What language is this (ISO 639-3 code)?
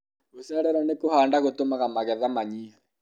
kik